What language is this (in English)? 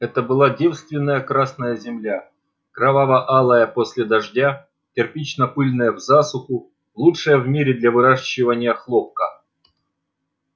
Russian